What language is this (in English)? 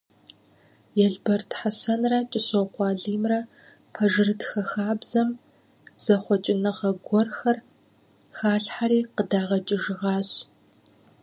Kabardian